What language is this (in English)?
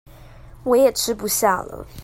Chinese